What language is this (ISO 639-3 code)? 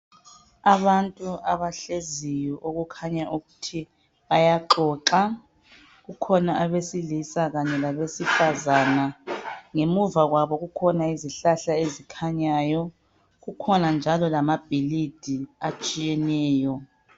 nde